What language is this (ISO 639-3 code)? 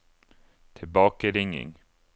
nor